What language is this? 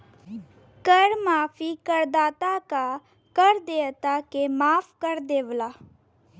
Bhojpuri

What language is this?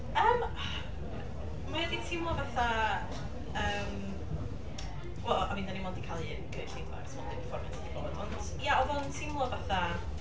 Welsh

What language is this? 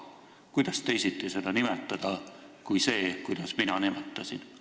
Estonian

